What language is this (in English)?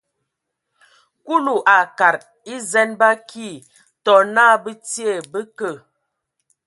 Ewondo